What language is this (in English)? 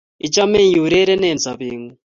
Kalenjin